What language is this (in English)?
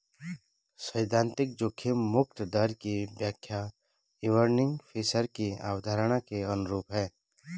Hindi